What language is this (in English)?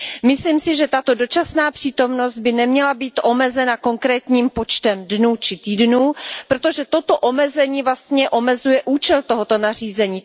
Czech